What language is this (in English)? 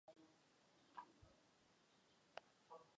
Chinese